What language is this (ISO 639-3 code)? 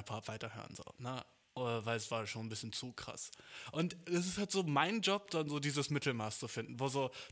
deu